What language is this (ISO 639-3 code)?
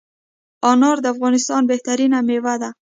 pus